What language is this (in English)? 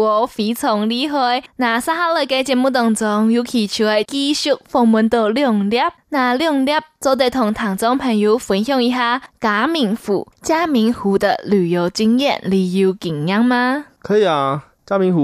Chinese